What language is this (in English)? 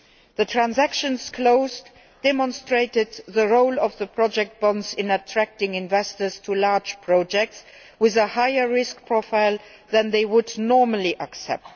English